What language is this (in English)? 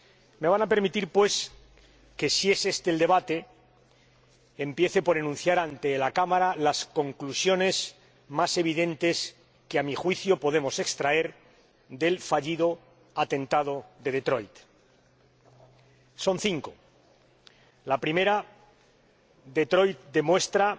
Spanish